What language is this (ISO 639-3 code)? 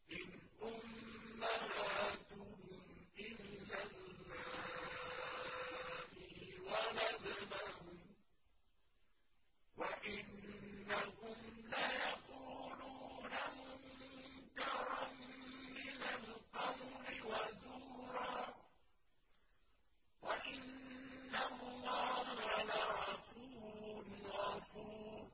ara